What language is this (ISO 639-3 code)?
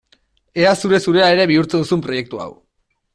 eus